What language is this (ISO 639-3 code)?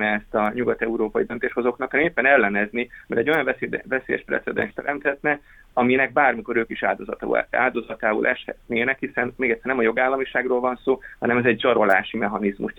hun